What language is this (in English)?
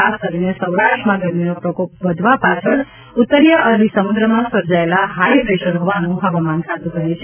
Gujarati